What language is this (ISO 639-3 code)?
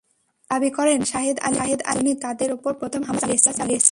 ben